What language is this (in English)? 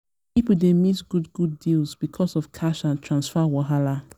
Nigerian Pidgin